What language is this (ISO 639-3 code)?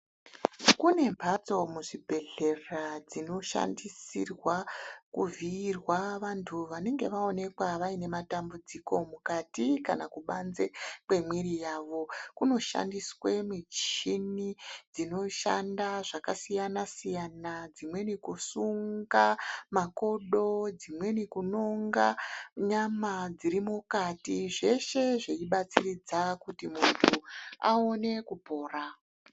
ndc